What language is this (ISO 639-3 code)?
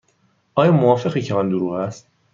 fas